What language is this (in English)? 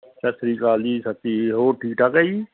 Punjabi